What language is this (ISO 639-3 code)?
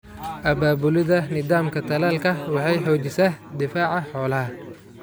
som